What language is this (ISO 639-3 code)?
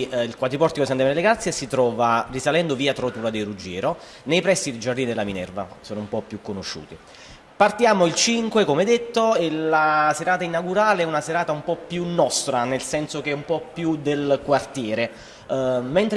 ita